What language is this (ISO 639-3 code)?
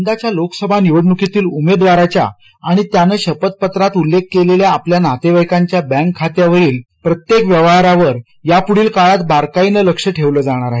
mar